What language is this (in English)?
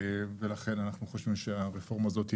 Hebrew